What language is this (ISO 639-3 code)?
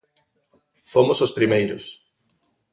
glg